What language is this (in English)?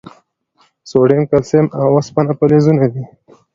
Pashto